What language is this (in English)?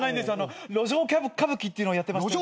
Japanese